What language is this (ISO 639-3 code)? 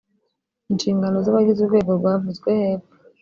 kin